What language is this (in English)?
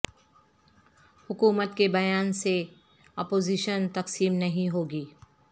Urdu